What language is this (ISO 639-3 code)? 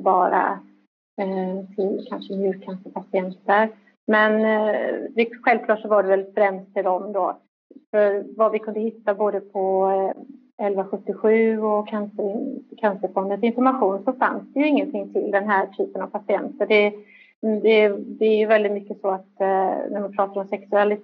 swe